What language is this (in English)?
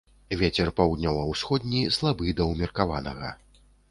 Belarusian